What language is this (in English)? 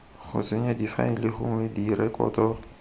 Tswana